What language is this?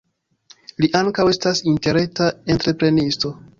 Esperanto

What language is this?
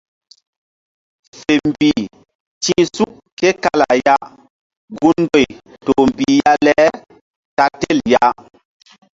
Mbum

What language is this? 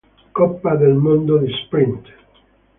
Italian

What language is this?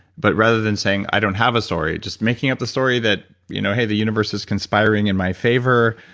English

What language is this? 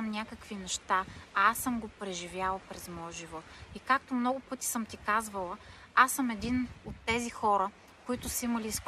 Bulgarian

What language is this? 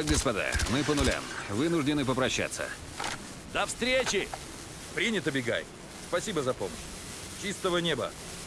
Russian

